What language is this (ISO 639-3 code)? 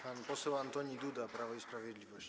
pol